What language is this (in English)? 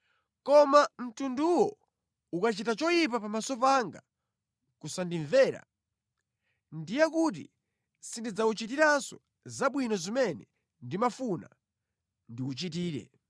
Nyanja